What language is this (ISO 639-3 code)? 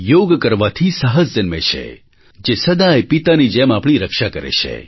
guj